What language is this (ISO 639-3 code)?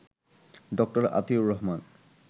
ben